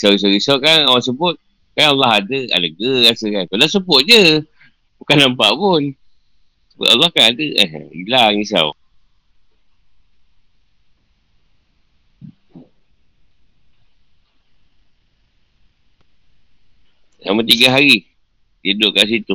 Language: Malay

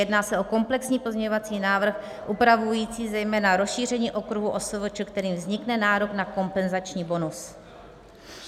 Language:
Czech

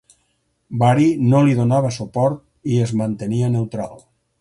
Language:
Catalan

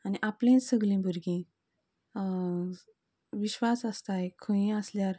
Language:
Konkani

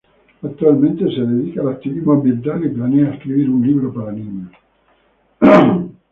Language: Spanish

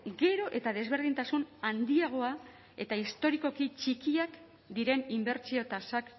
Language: Basque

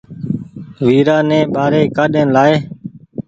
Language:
Goaria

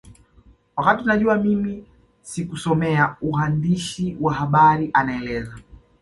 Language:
Swahili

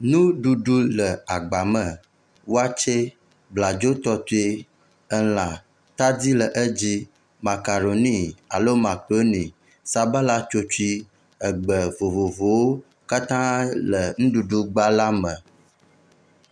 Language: Ewe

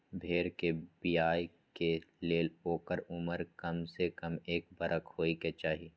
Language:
Magahi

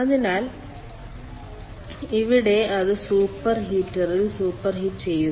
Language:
Malayalam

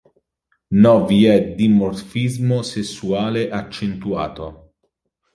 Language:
Italian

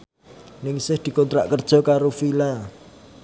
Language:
Javanese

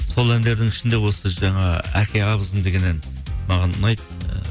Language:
Kazakh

